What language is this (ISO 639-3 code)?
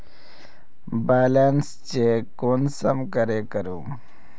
mag